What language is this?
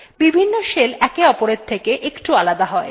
Bangla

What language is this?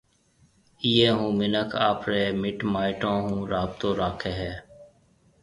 Marwari (Pakistan)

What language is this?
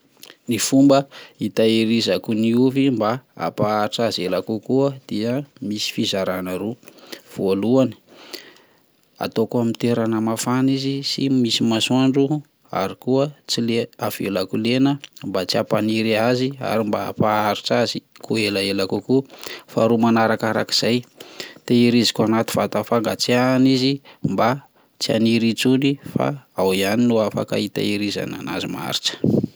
Malagasy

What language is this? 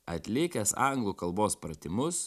Lithuanian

